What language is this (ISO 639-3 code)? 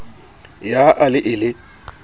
sot